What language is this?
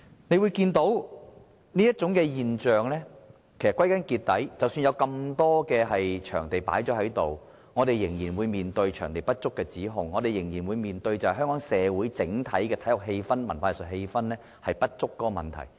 Cantonese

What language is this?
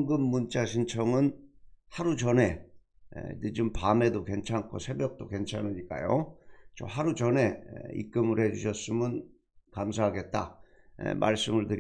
Korean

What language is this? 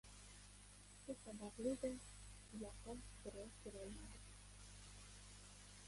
Uzbek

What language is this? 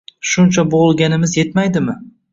Uzbek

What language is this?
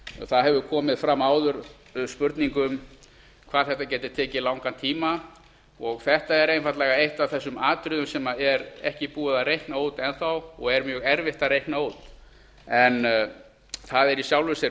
Icelandic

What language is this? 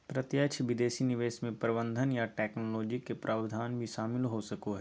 Magahi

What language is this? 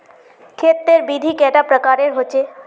Magahi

